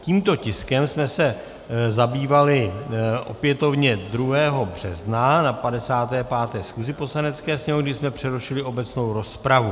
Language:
Czech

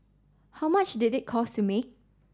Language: English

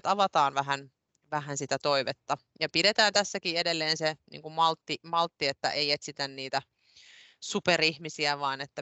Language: Finnish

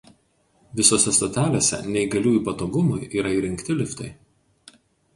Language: Lithuanian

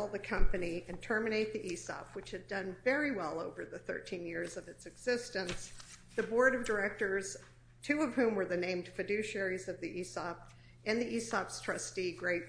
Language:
English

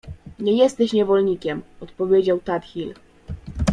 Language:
Polish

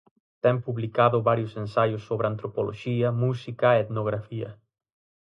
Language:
Galician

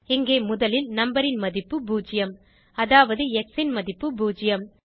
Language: Tamil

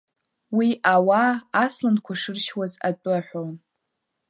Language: Abkhazian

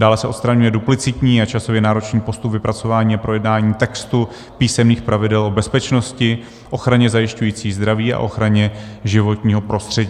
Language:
Czech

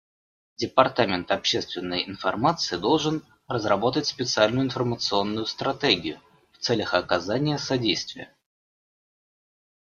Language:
Russian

